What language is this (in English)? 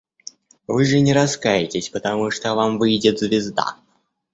Russian